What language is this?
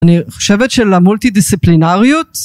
Hebrew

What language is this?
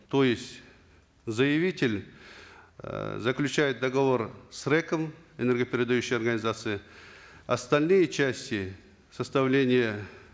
Kazakh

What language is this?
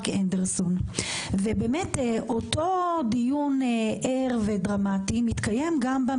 Hebrew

